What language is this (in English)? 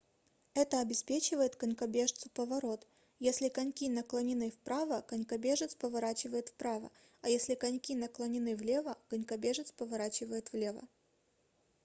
Russian